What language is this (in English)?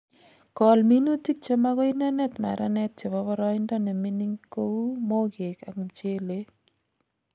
Kalenjin